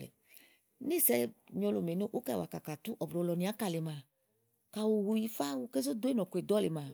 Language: Igo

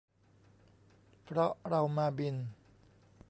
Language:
Thai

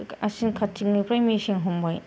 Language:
Bodo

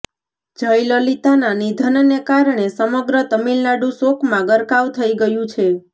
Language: Gujarati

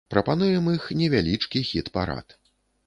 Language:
Belarusian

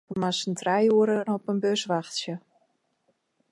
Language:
Western Frisian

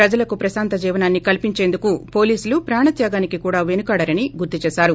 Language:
Telugu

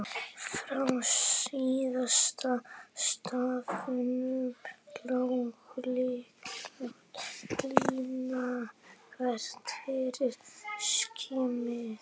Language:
Icelandic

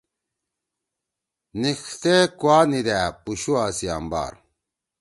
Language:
Torwali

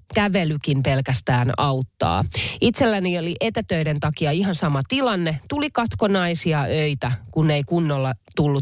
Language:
Finnish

